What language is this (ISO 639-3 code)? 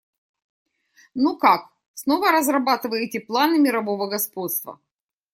rus